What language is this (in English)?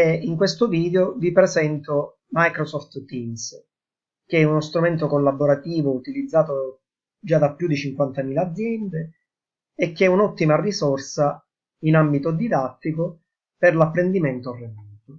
Italian